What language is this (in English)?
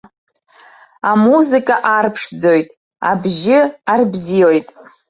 Abkhazian